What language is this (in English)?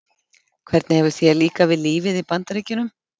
Icelandic